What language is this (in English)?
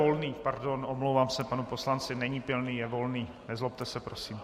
Czech